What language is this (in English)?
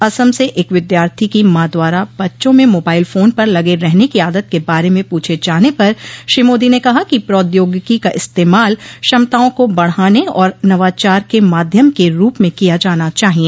Hindi